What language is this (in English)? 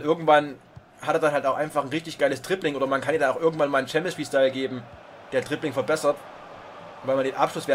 German